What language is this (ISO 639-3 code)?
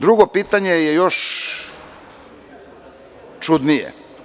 srp